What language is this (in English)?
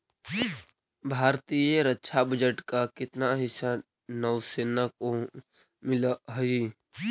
Magahi